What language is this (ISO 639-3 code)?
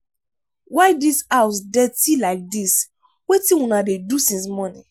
pcm